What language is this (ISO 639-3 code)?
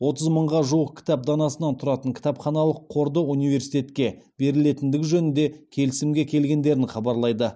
kaz